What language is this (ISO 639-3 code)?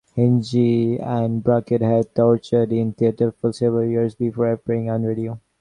eng